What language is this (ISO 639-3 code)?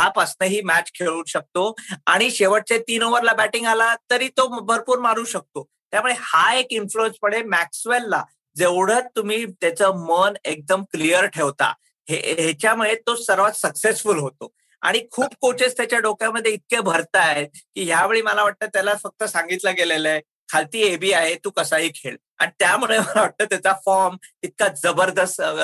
mar